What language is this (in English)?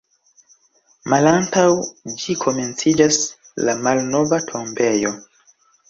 Esperanto